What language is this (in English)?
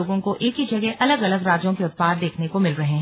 Hindi